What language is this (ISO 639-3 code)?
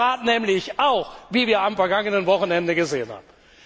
deu